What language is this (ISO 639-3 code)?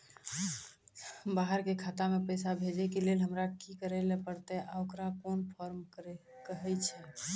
mai